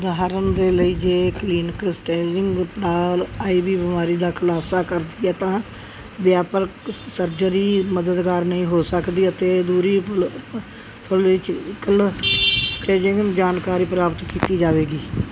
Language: Punjabi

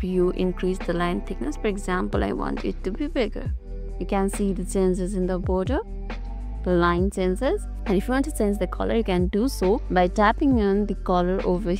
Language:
English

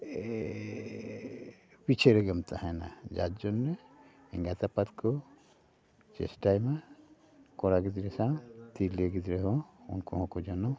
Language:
Santali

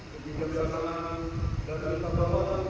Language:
Indonesian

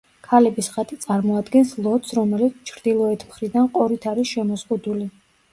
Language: Georgian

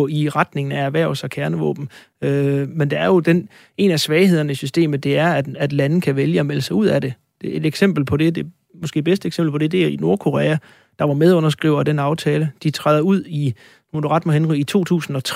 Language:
Danish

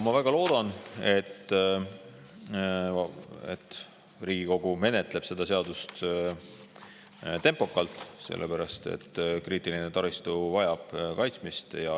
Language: Estonian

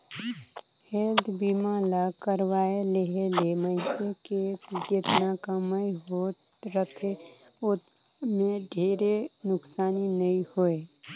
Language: Chhattisgarhi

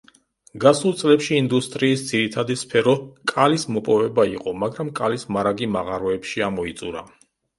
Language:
Georgian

